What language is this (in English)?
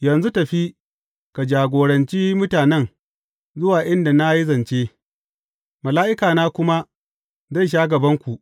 Hausa